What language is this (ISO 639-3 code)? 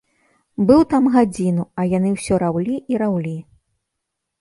bel